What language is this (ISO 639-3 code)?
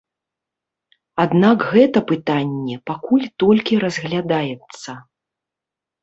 bel